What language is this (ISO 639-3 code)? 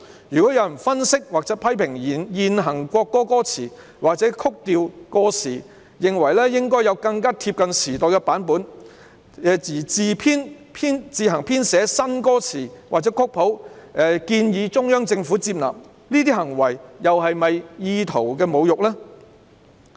yue